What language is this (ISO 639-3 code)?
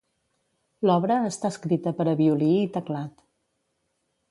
cat